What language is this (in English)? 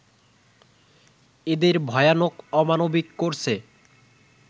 Bangla